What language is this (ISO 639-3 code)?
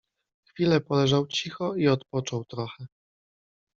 pol